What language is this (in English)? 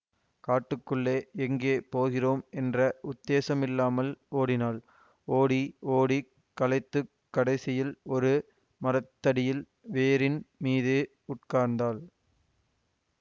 Tamil